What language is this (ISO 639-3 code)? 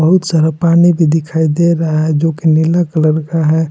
hin